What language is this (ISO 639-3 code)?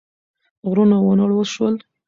pus